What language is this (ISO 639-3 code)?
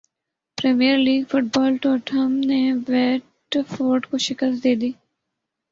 urd